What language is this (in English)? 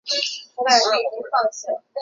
Chinese